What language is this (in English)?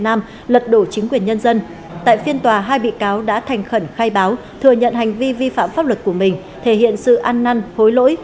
Vietnamese